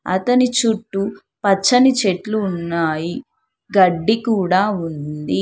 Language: Telugu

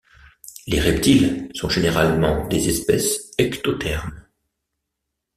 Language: French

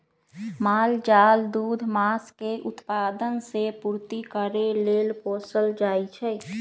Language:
Magahi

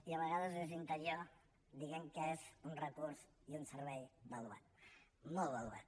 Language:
Catalan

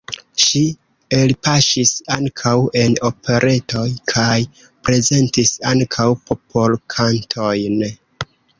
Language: Esperanto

